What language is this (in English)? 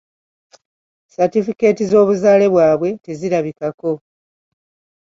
Ganda